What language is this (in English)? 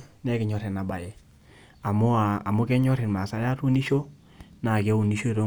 Masai